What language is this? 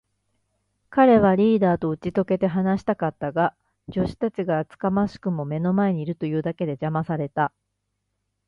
Japanese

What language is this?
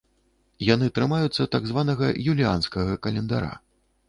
Belarusian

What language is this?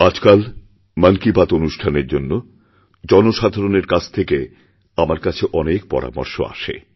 Bangla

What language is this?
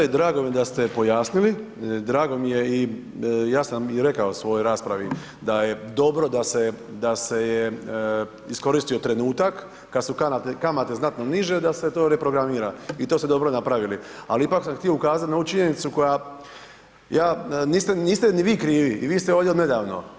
Croatian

